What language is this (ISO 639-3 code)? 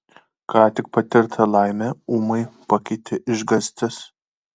lit